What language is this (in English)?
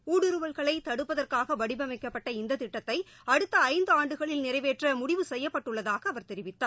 Tamil